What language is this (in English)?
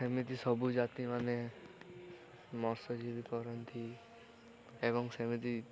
Odia